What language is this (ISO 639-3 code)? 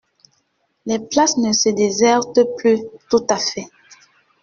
fra